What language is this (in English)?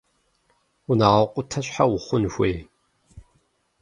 Kabardian